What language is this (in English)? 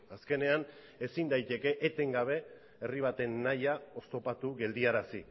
Basque